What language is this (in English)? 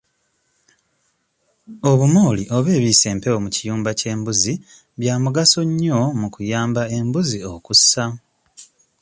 Ganda